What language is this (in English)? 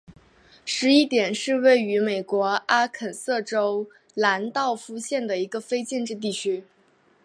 Chinese